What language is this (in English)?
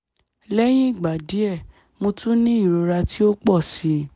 Yoruba